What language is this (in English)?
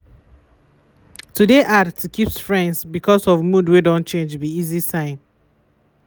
Nigerian Pidgin